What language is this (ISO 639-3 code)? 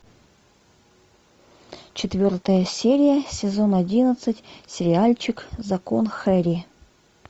rus